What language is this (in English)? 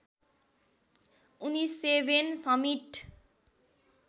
Nepali